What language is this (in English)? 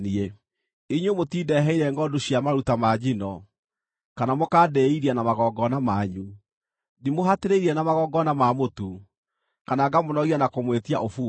Kikuyu